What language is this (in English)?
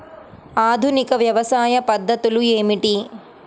Telugu